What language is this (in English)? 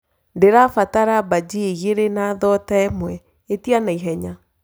Kikuyu